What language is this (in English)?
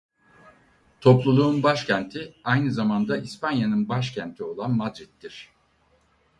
Turkish